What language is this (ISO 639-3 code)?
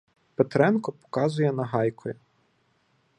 ukr